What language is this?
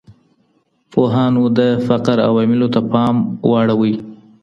Pashto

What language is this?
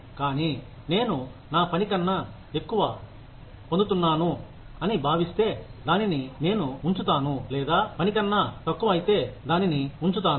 Telugu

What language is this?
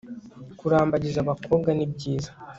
Kinyarwanda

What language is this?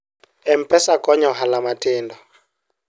Luo (Kenya and Tanzania)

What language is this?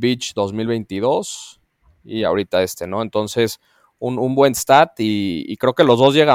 Spanish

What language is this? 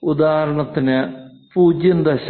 Malayalam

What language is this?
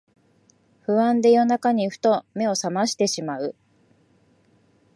Japanese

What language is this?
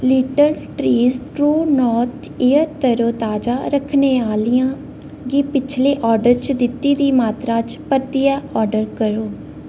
Dogri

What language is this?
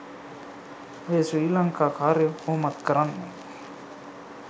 Sinhala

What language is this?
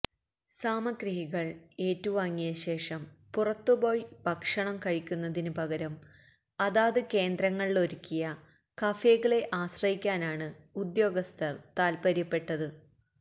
Malayalam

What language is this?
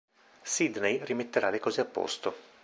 Italian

